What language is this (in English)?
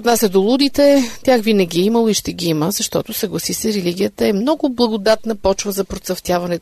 Bulgarian